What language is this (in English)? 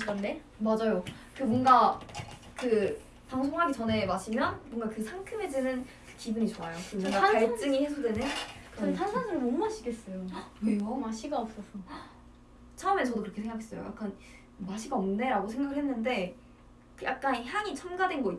Korean